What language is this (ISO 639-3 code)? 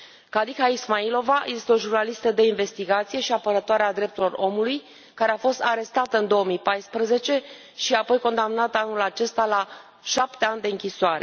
ron